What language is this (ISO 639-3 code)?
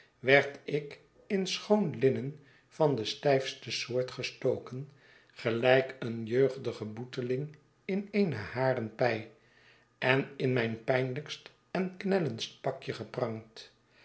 nld